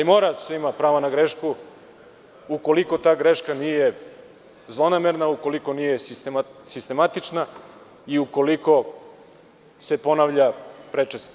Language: Serbian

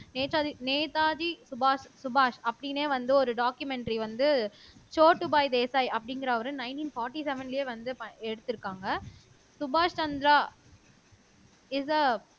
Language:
Tamil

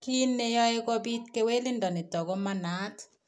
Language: Kalenjin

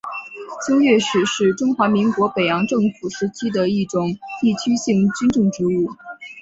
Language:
Chinese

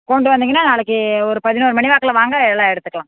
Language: Tamil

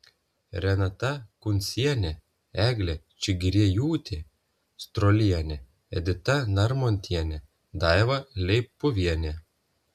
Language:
Lithuanian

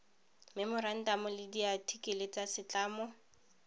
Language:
Tswana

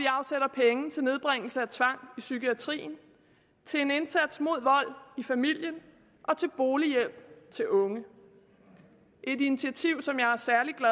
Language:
Danish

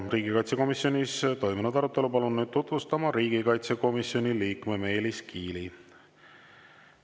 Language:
Estonian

